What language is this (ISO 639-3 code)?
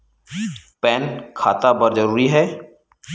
hne